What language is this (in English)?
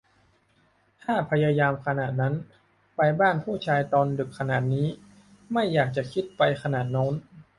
Thai